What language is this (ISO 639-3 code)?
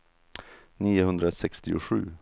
swe